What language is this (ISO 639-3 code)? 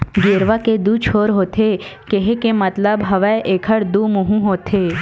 hne